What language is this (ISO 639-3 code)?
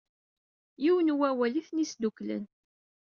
kab